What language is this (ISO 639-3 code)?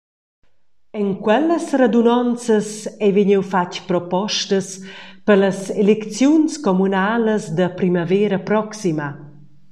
roh